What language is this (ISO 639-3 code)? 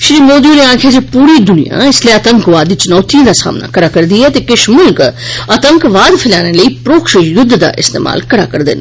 doi